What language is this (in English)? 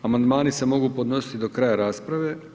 Croatian